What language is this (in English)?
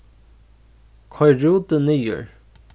Faroese